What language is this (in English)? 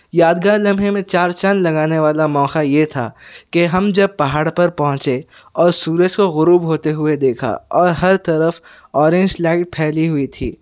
Urdu